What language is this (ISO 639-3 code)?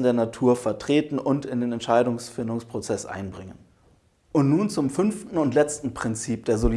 deu